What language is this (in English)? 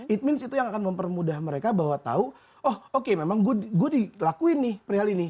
Indonesian